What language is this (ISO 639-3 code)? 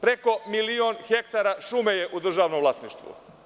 srp